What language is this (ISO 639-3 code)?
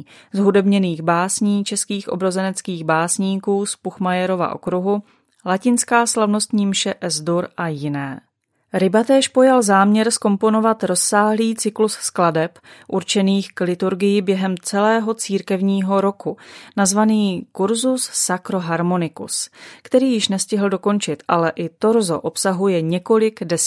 ces